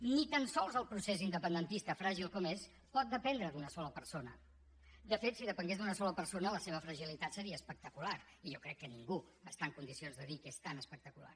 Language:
Catalan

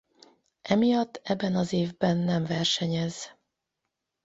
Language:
Hungarian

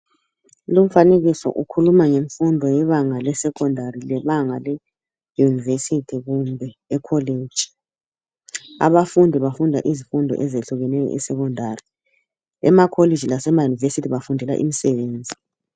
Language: North Ndebele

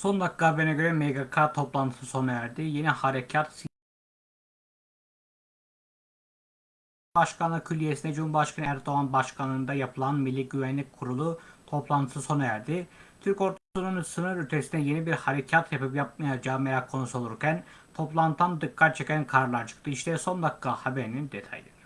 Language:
Turkish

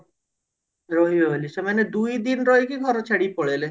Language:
Odia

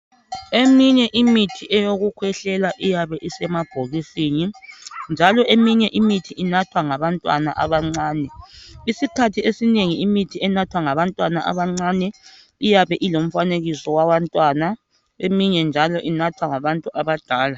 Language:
North Ndebele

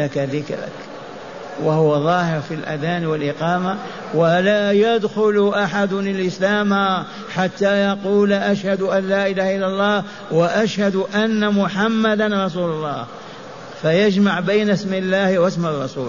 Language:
Arabic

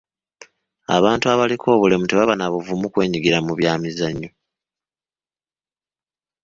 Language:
Ganda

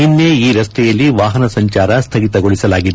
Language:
Kannada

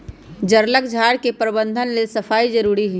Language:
Magahi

